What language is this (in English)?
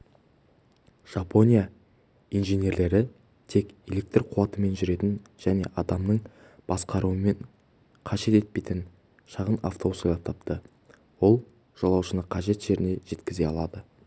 Kazakh